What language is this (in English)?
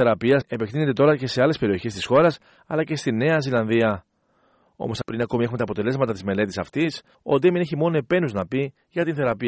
Greek